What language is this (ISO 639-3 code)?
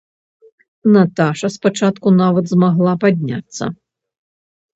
bel